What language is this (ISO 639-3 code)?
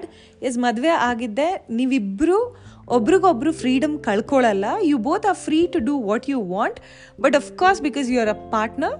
kan